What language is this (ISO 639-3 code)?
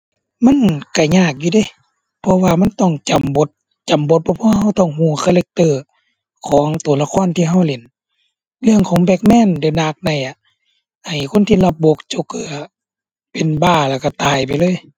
tha